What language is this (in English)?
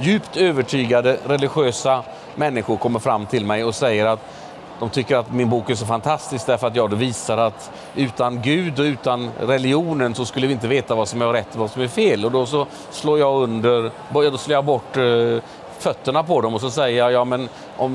Swedish